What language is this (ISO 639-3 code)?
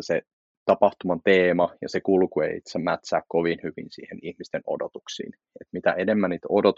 fin